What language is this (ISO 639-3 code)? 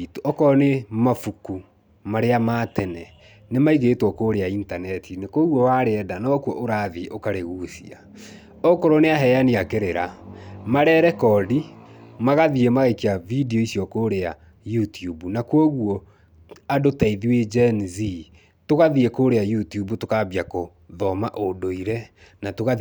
kik